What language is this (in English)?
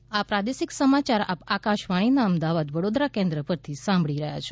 Gujarati